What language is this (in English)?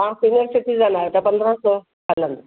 Sindhi